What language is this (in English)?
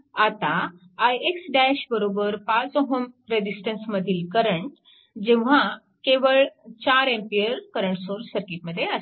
Marathi